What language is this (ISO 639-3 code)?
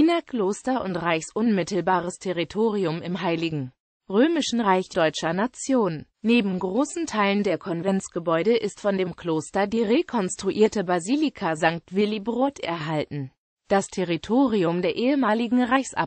deu